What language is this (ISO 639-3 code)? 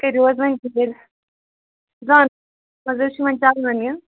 kas